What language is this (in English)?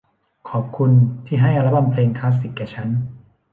Thai